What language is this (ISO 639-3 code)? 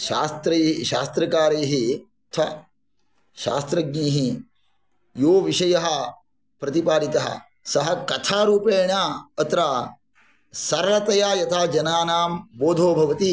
san